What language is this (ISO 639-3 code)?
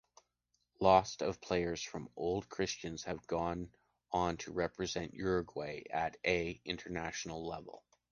eng